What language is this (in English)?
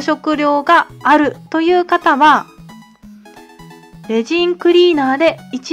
Japanese